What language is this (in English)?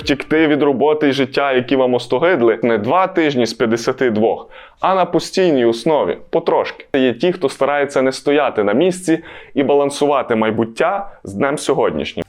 Ukrainian